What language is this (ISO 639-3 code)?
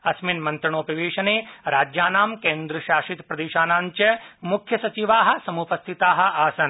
san